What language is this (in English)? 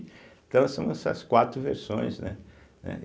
Portuguese